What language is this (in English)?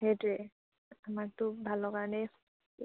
Assamese